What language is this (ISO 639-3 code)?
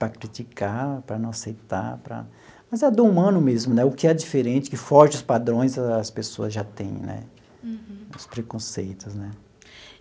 por